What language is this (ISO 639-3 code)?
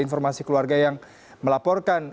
ind